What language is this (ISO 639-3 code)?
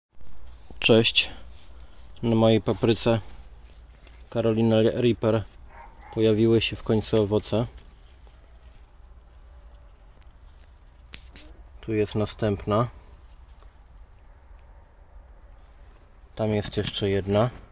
pol